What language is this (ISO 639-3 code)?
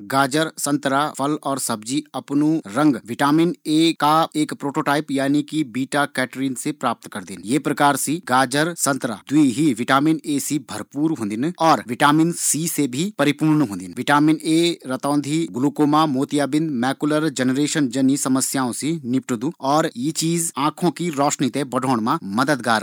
gbm